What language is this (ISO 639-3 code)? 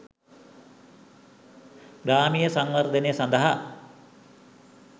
sin